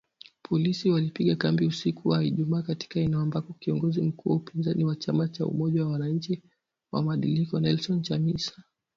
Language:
Swahili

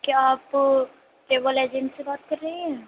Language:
Urdu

